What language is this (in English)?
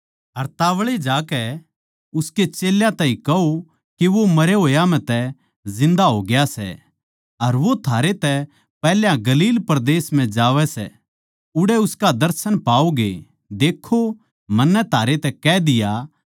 Haryanvi